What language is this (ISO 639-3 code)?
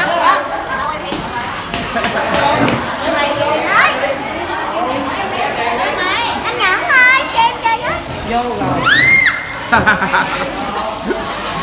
vie